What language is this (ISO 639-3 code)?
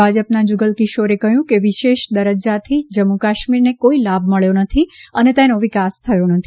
guj